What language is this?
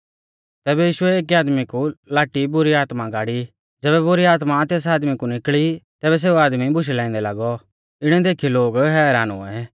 Mahasu Pahari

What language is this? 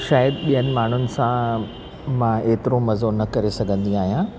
Sindhi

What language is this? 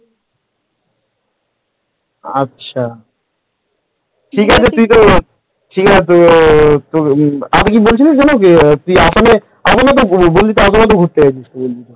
Bangla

